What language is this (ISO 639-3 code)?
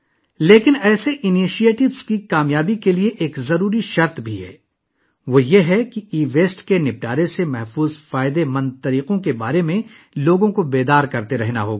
urd